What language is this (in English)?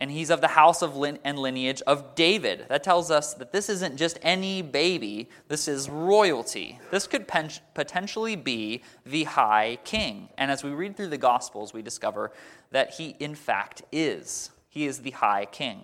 English